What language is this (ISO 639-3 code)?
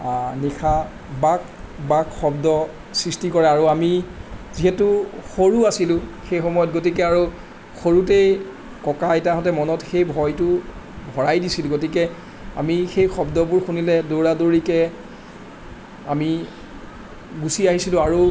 asm